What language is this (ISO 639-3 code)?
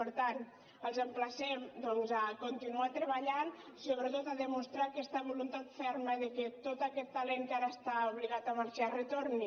cat